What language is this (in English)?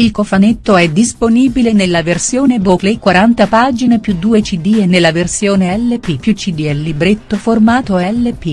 Italian